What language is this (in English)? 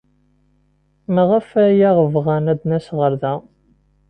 Kabyle